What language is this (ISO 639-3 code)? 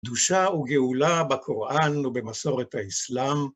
heb